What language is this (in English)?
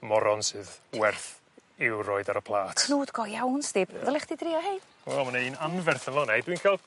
Welsh